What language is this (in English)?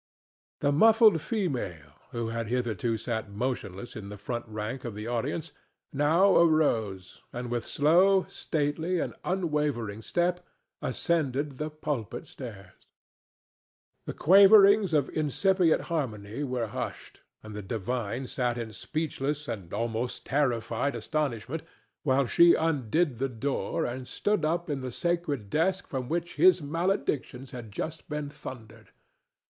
English